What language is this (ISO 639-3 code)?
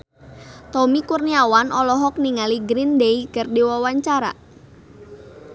sun